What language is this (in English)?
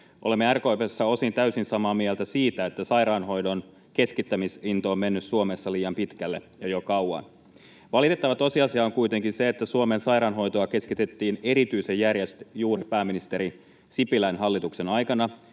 Finnish